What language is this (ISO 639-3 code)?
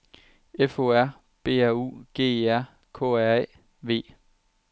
dan